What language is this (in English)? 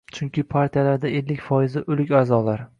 Uzbek